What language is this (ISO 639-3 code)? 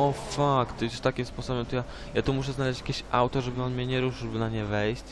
pol